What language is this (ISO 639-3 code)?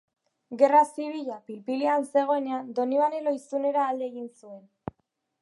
eus